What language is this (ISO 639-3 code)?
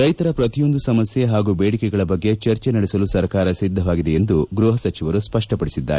kan